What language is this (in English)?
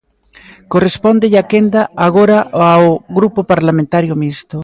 Galician